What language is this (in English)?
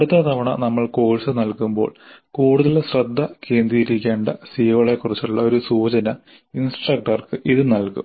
Malayalam